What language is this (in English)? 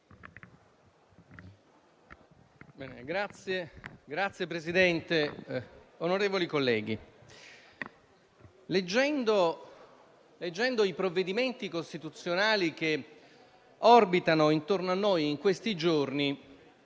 Italian